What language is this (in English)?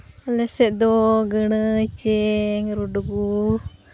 Santali